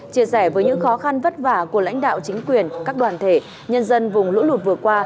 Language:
Vietnamese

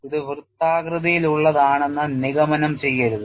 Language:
Malayalam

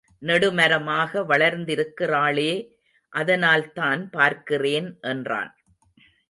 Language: Tamil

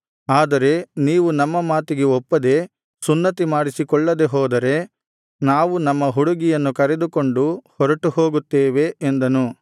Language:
Kannada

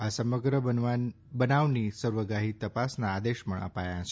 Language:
Gujarati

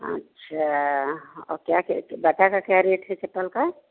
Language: Hindi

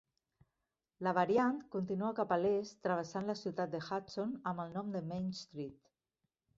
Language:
Catalan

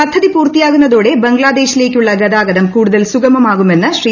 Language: Malayalam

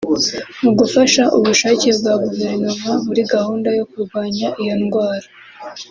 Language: Kinyarwanda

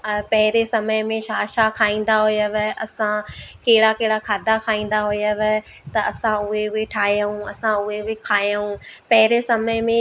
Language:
Sindhi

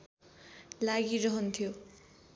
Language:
Nepali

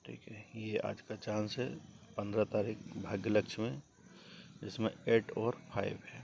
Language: Hindi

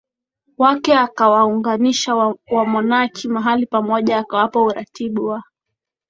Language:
Swahili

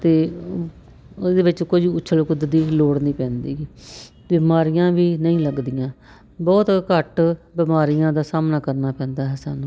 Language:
Punjabi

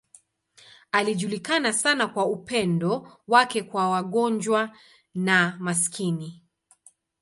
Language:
Swahili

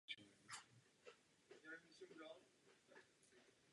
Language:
Czech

